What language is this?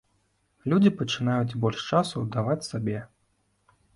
Belarusian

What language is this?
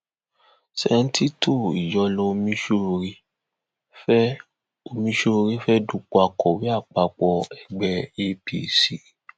Yoruba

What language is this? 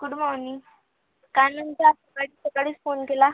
Marathi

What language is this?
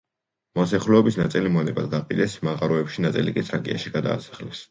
Georgian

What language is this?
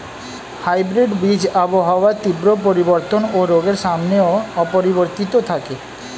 Bangla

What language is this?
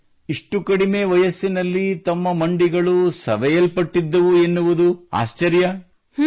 Kannada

